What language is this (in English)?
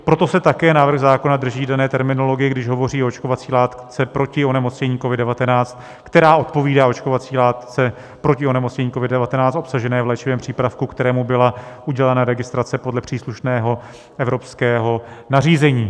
Czech